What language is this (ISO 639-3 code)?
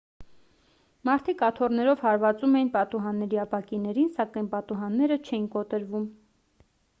hye